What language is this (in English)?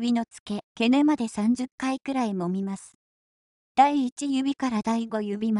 Japanese